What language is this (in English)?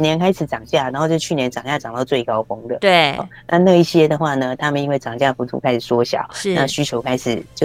Chinese